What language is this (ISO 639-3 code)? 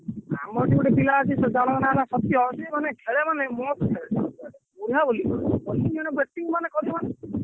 ori